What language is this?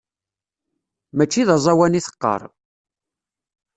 Kabyle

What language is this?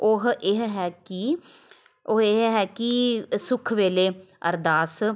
Punjabi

